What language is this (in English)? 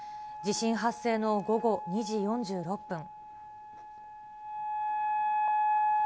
Japanese